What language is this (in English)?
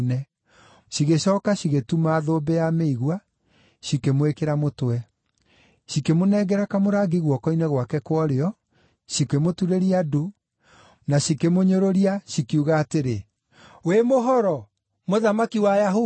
Kikuyu